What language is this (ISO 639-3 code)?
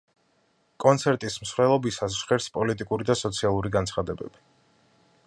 kat